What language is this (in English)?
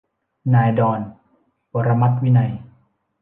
Thai